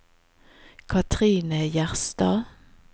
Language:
Norwegian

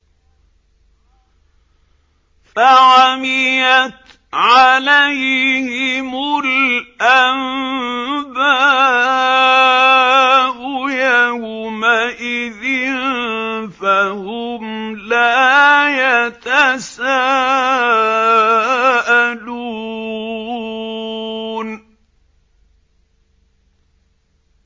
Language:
Arabic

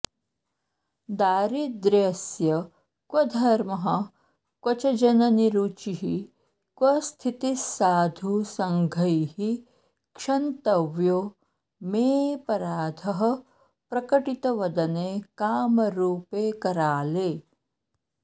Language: Sanskrit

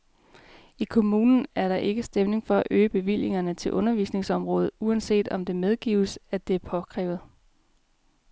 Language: Danish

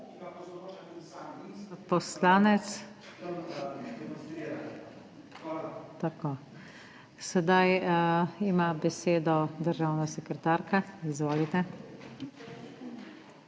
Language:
Slovenian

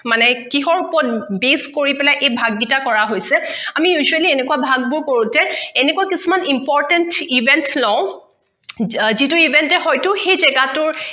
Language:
Assamese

